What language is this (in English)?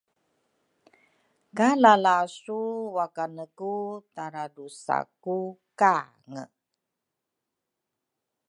Rukai